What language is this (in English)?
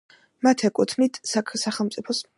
Georgian